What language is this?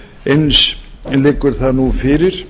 Icelandic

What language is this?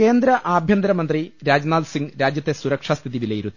Malayalam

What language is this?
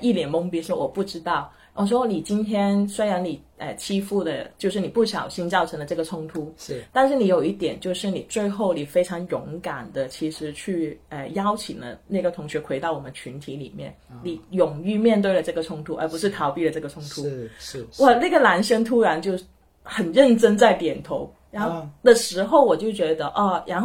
Chinese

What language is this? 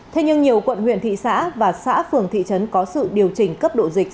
Vietnamese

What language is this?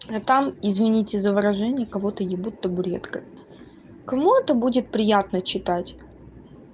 Russian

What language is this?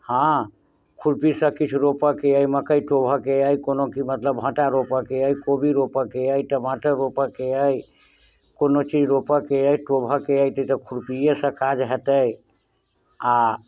Maithili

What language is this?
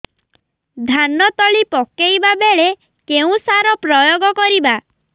Odia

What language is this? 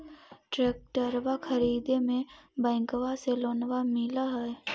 Magahi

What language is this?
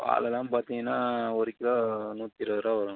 Tamil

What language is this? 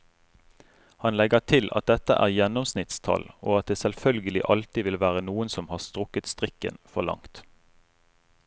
Norwegian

